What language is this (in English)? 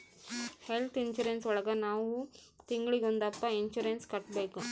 Kannada